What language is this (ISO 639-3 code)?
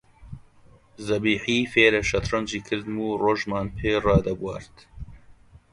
ckb